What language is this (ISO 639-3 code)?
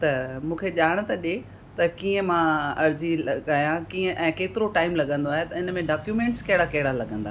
snd